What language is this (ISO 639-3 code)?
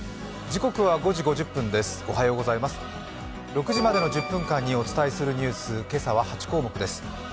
jpn